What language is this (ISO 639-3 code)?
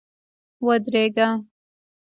pus